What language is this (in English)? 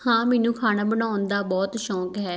Punjabi